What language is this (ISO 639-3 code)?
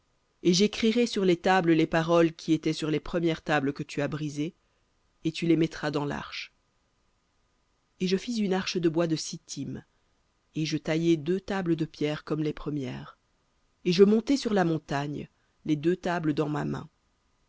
fra